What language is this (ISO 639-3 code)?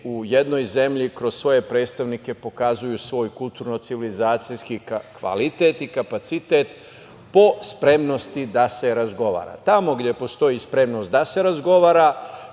srp